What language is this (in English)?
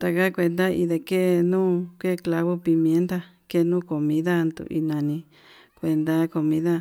Yutanduchi Mixtec